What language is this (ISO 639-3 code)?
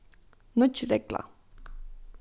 fao